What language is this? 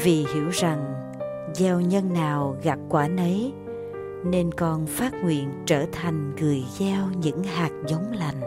Vietnamese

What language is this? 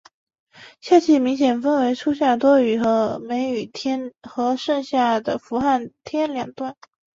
Chinese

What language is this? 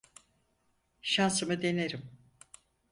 Turkish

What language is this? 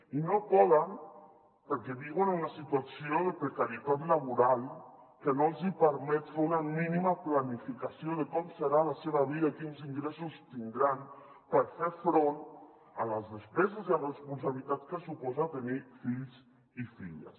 Catalan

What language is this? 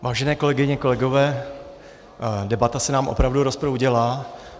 Czech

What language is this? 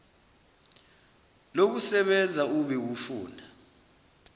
Zulu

